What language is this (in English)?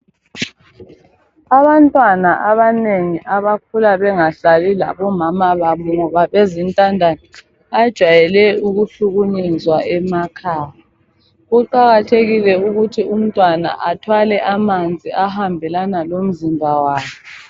North Ndebele